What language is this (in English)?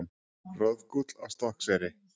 Icelandic